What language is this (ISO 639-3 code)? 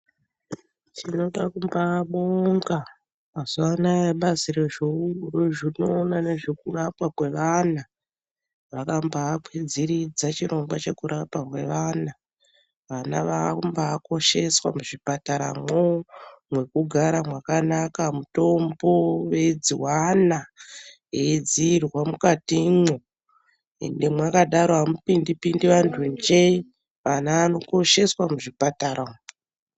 ndc